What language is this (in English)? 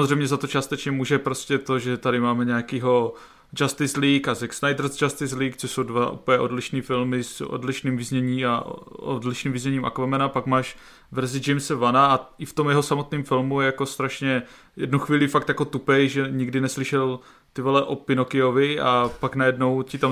Czech